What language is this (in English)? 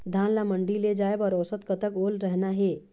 Chhattisgarhi